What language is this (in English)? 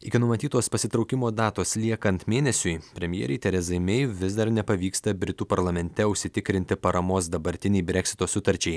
Lithuanian